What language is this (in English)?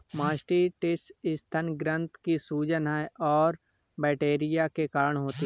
Hindi